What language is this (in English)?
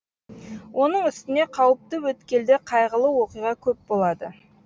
Kazakh